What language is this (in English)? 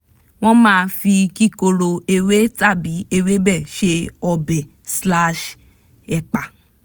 Yoruba